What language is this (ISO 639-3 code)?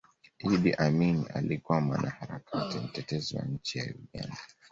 swa